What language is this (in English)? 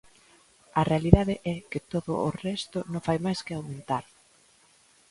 Galician